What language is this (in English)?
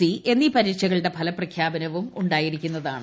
Malayalam